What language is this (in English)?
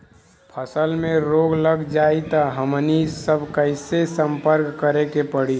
Bhojpuri